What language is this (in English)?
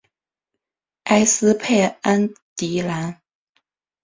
Chinese